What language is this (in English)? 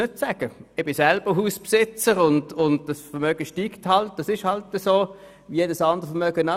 Swiss German